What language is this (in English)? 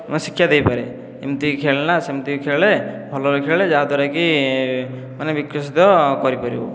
Odia